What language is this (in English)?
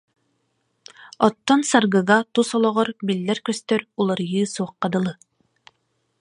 Yakut